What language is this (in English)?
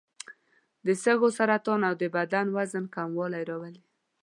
Pashto